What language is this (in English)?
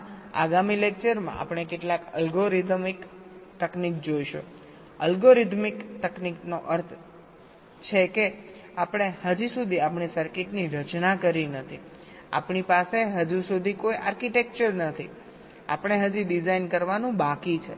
Gujarati